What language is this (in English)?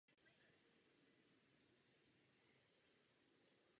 Czech